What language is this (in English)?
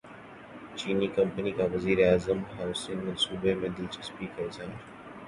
Urdu